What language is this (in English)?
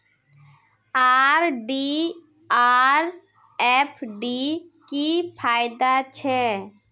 Magahi